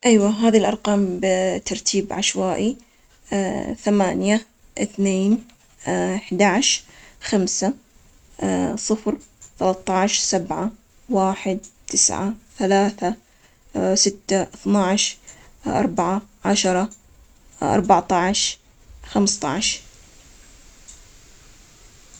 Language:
Omani Arabic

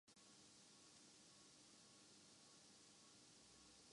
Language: Urdu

